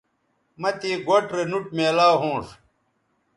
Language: Bateri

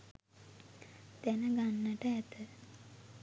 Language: Sinhala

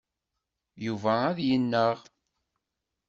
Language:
Kabyle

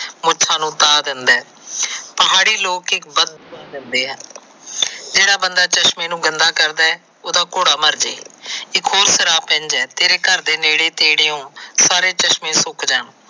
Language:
Punjabi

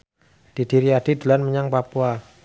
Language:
Javanese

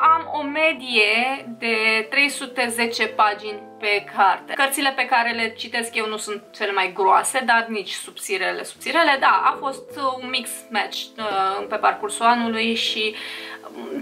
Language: Romanian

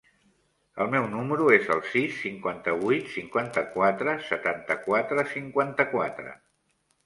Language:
Catalan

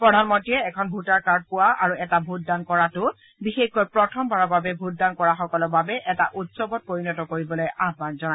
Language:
Assamese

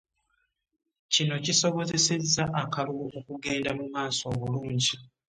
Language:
Ganda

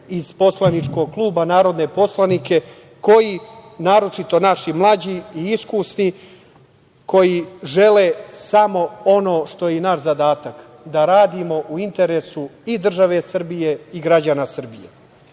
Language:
Serbian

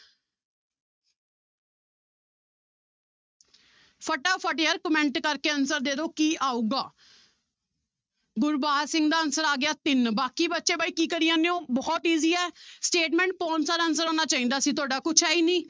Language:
Punjabi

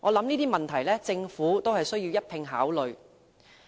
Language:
Cantonese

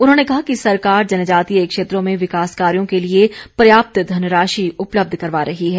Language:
Hindi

